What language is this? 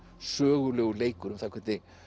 Icelandic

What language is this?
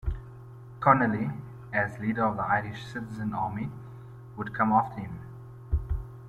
English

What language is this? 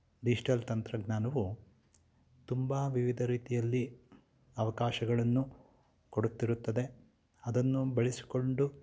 Kannada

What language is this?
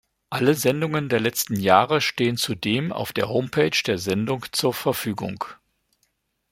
German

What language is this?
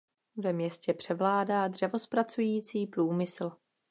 Czech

